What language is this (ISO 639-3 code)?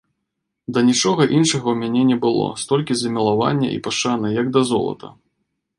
bel